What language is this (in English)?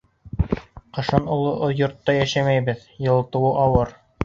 Bashkir